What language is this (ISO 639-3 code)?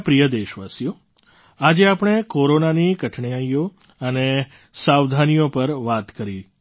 guj